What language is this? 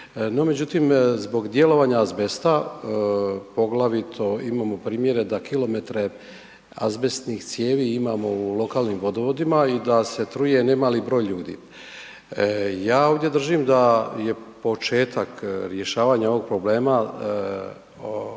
Croatian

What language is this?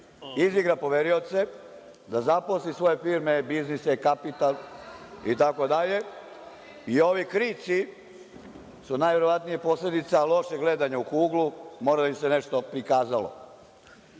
Serbian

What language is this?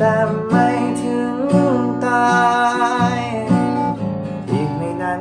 Thai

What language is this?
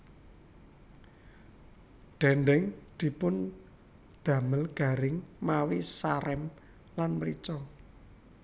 Javanese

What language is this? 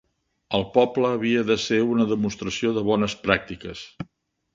Catalan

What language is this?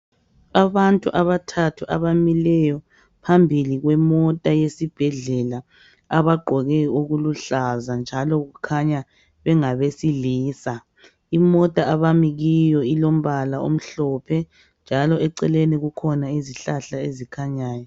North Ndebele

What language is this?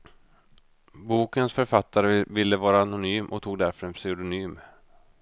Swedish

